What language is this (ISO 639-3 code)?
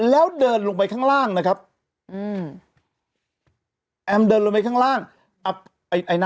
tha